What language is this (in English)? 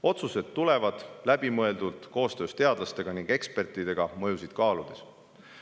Estonian